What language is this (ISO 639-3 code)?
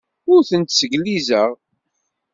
kab